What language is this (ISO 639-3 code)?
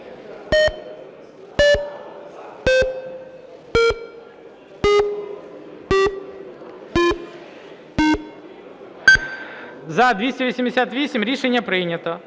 ukr